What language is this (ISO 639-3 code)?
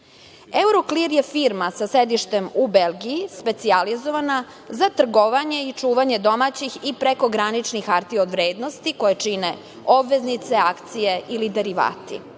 srp